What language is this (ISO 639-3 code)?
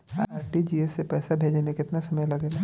bho